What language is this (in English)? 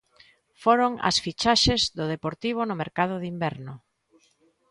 Galician